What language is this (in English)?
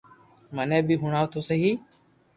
Loarki